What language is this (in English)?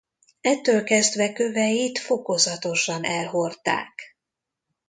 Hungarian